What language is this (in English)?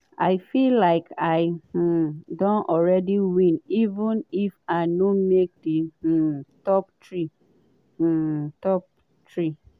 Nigerian Pidgin